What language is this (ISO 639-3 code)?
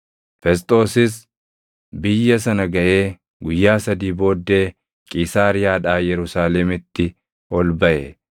orm